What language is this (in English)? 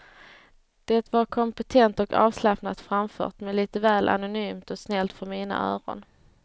Swedish